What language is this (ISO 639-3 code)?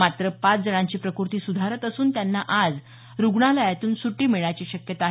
mar